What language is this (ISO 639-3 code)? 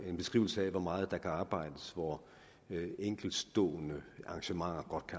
dan